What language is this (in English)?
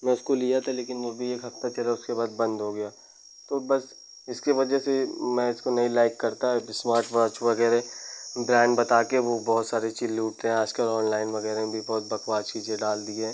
Hindi